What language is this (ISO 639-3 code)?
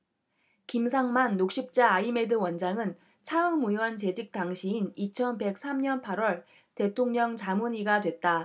kor